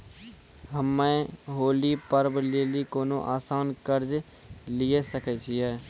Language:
Maithili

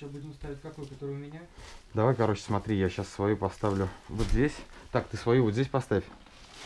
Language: Russian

